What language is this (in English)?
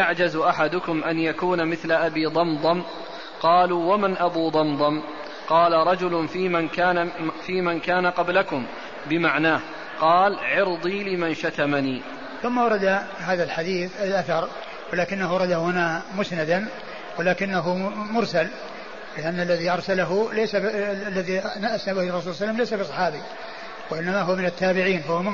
Arabic